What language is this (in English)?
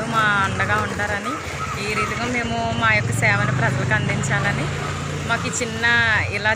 Hindi